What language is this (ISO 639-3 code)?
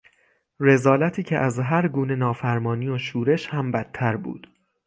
fas